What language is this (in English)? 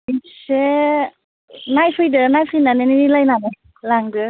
Bodo